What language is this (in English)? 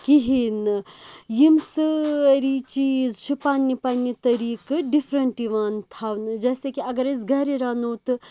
Kashmiri